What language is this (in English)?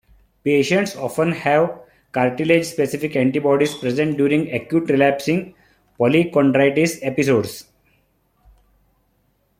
English